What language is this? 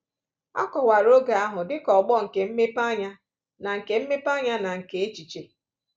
Igbo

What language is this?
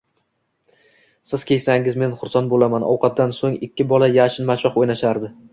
Uzbek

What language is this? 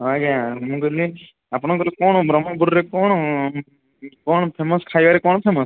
Odia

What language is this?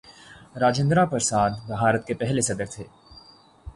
Urdu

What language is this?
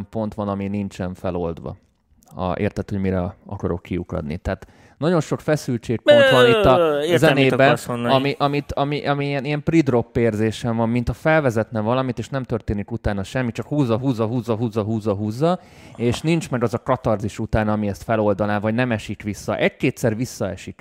Hungarian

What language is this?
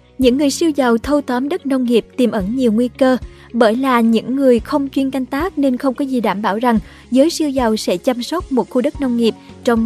Vietnamese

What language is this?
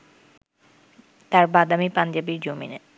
Bangla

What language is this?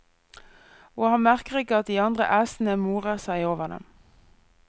Norwegian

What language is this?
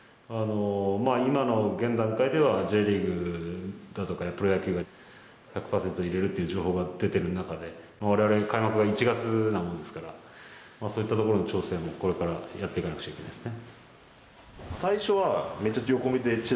Japanese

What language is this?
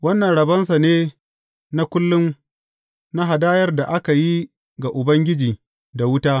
Hausa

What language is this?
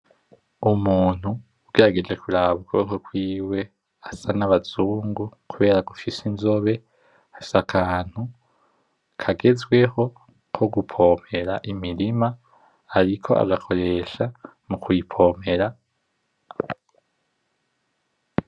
Rundi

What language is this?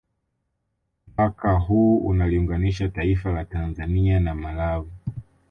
Swahili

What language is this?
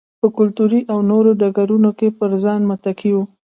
Pashto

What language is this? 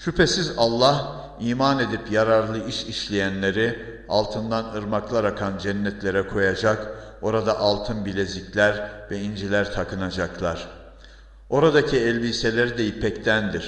Turkish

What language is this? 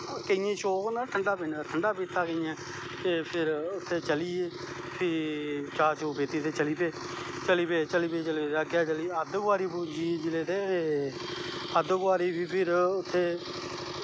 Dogri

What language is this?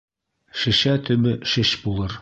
Bashkir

